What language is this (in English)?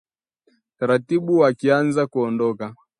Swahili